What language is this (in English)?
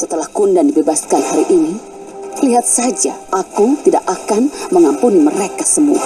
Indonesian